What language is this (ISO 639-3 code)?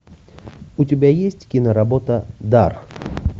rus